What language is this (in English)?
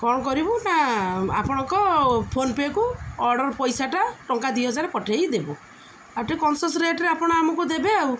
Odia